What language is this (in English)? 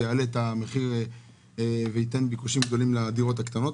Hebrew